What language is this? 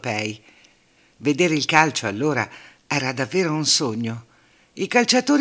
Italian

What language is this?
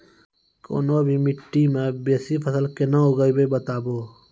Maithili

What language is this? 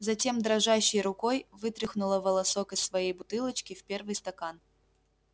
Russian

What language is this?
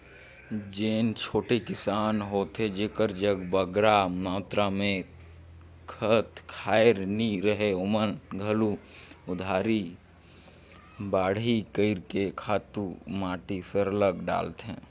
Chhattisgarhi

